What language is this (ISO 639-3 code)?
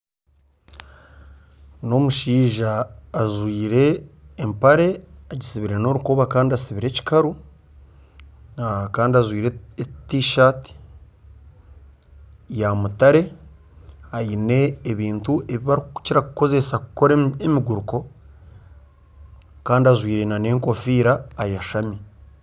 nyn